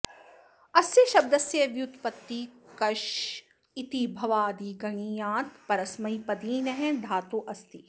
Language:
Sanskrit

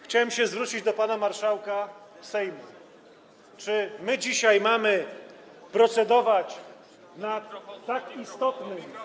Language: Polish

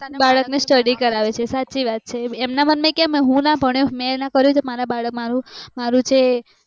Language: Gujarati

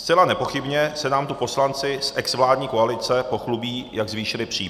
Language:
Czech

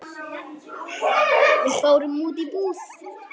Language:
Icelandic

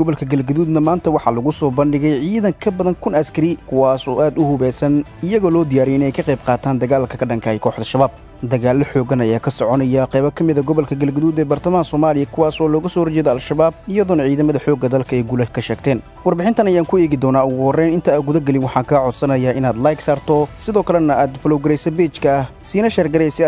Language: Arabic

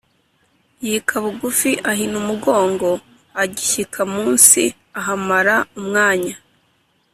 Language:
Kinyarwanda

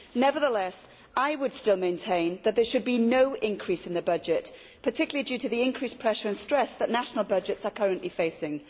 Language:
English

